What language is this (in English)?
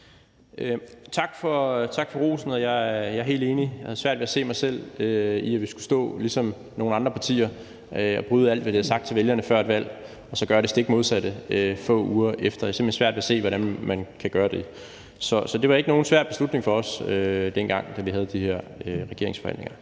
Danish